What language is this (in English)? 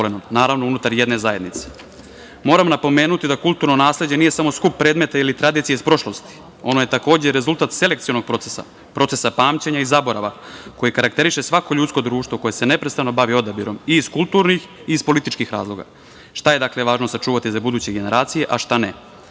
Serbian